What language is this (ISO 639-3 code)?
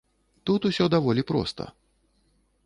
bel